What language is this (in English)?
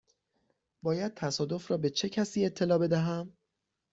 Persian